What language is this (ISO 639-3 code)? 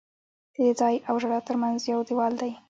pus